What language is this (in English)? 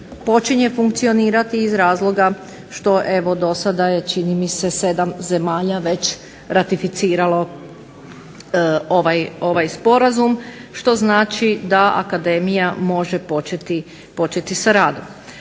Croatian